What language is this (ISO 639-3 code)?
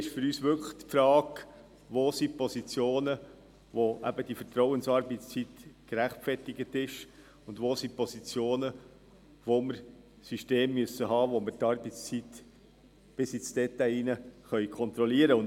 gsw